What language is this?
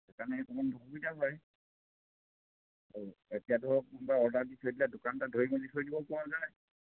Assamese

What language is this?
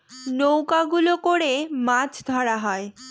Bangla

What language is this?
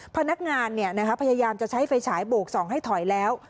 Thai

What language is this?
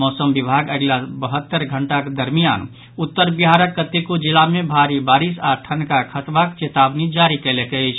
Maithili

